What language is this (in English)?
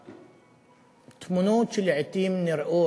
Hebrew